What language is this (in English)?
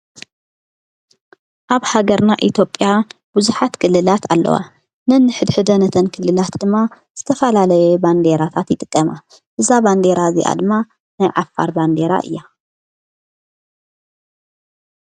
Tigrinya